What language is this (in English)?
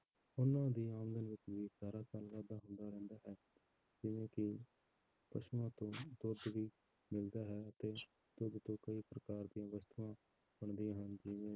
Punjabi